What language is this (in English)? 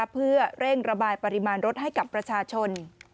Thai